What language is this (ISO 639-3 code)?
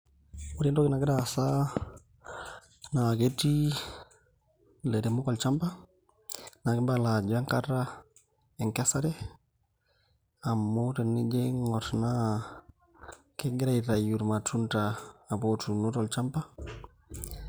mas